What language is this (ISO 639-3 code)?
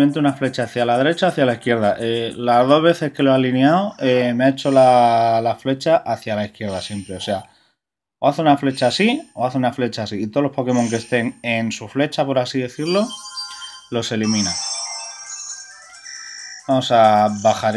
spa